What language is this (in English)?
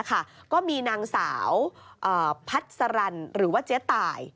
Thai